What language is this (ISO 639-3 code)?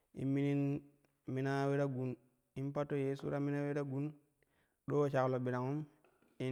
kuh